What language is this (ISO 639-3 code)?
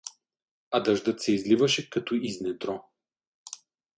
bul